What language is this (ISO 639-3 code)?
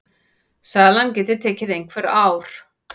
isl